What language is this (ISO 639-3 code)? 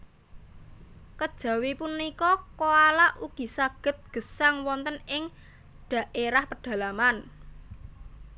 jav